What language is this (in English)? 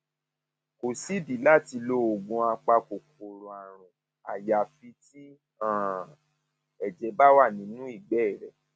Yoruba